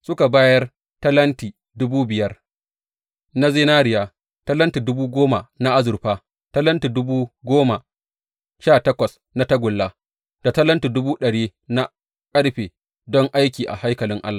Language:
Hausa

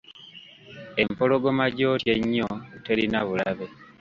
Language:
Ganda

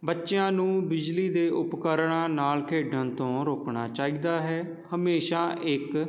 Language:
Punjabi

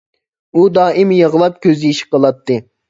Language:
Uyghur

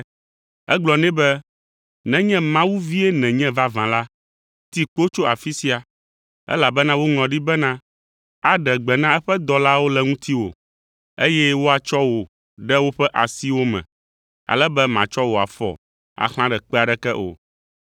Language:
Ewe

